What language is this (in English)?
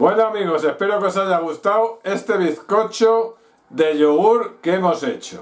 Spanish